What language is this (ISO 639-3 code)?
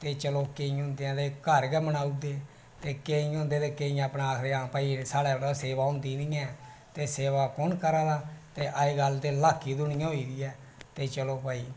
doi